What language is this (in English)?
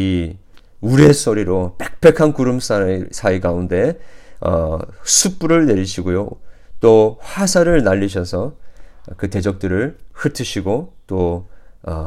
Korean